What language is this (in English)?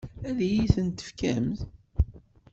Kabyle